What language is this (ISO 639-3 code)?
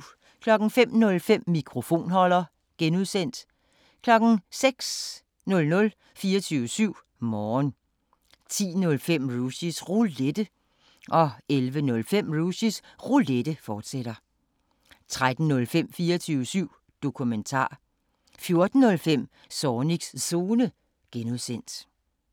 dan